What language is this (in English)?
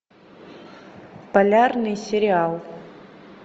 Russian